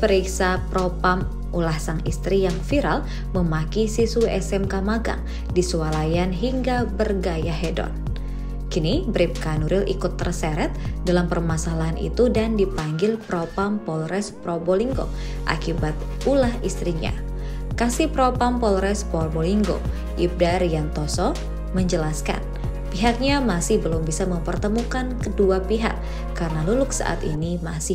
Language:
Indonesian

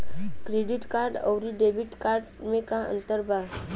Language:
Bhojpuri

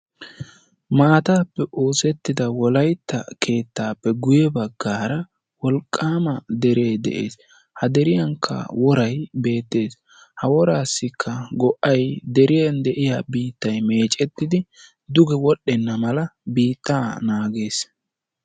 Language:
Wolaytta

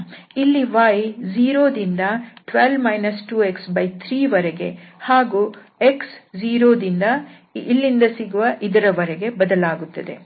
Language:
Kannada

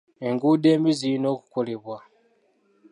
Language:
Ganda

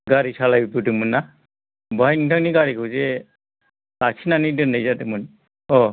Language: Bodo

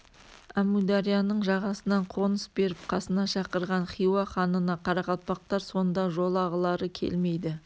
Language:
Kazakh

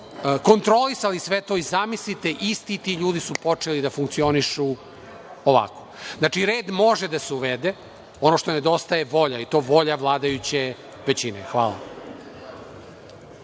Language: Serbian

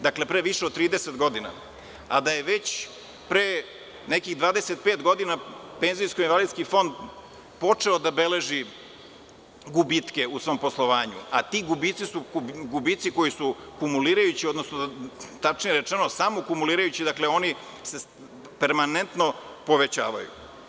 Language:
Serbian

